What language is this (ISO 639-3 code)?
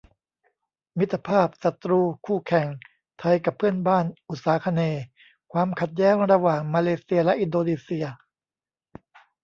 tha